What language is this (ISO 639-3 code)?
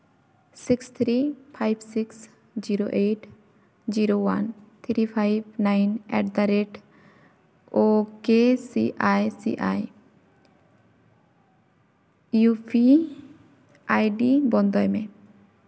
sat